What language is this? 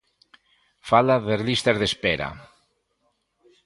Galician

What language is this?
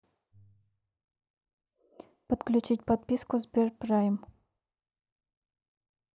Russian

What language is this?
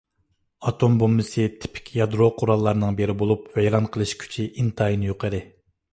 Uyghur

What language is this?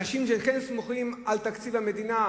Hebrew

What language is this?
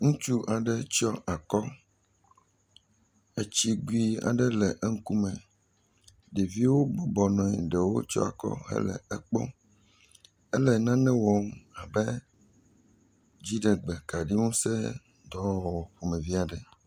Ewe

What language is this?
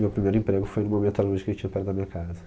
Portuguese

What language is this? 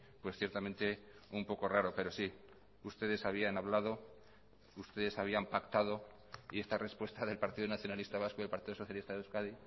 Spanish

